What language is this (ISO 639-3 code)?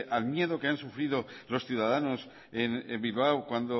spa